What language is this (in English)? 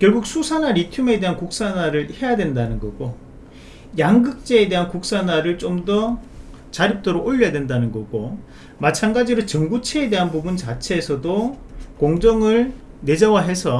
Korean